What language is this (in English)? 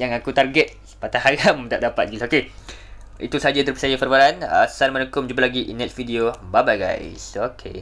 Malay